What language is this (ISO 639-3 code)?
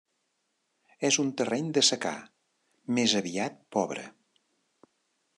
cat